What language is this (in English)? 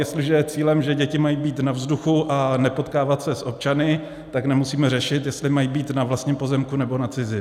Czech